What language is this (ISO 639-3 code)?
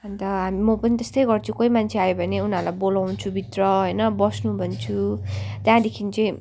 nep